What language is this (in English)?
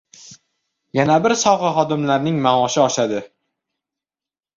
Uzbek